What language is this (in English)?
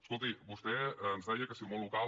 Catalan